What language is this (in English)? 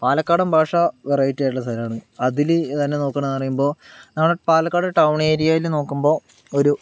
Malayalam